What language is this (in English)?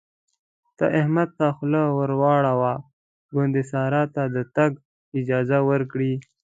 Pashto